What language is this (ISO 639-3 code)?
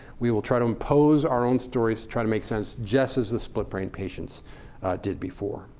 eng